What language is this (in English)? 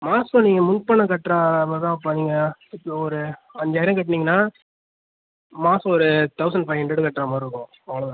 Tamil